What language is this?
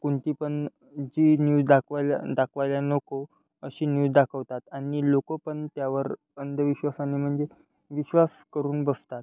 Marathi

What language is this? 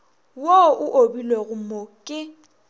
Northern Sotho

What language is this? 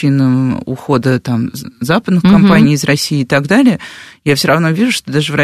Russian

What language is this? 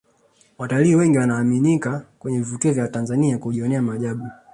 Swahili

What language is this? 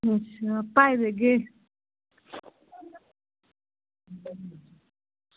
Dogri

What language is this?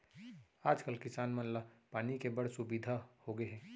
Chhattisgarhi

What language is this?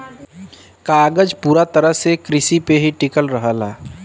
Bhojpuri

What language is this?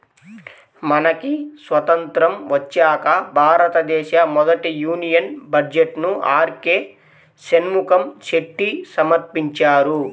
Telugu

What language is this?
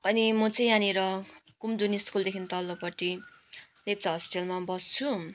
Nepali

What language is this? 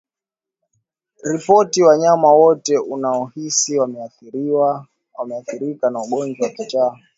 Swahili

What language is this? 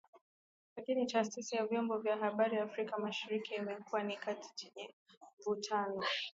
Swahili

